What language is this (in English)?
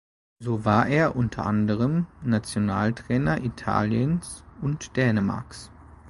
German